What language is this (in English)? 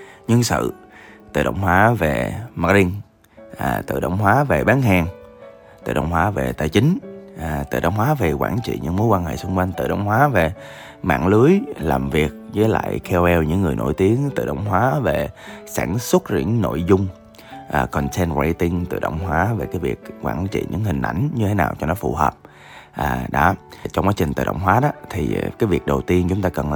Vietnamese